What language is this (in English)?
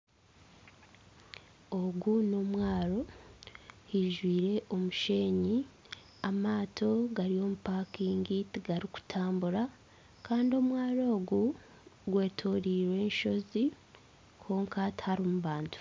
Nyankole